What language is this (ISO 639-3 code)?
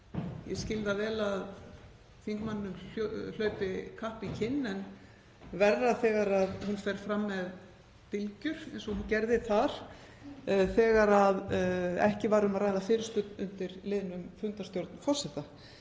isl